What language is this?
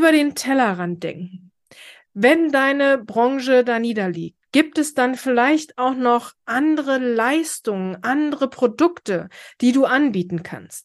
German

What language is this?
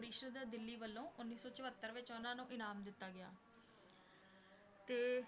Punjabi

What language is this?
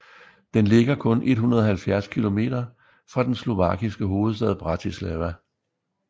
Danish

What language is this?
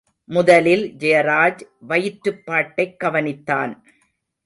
Tamil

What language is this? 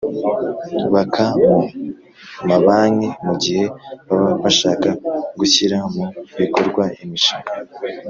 Kinyarwanda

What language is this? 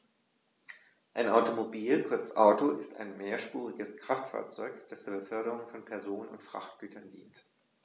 German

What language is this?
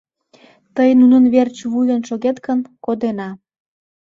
Mari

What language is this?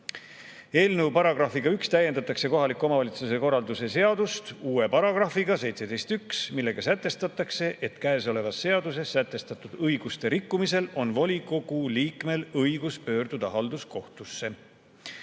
Estonian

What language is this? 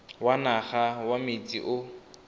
Tswana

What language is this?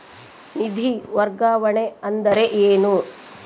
Kannada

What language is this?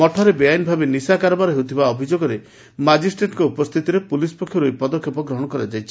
Odia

